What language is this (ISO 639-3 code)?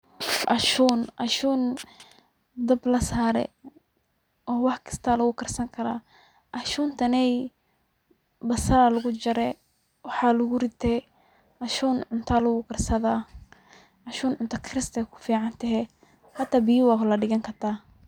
som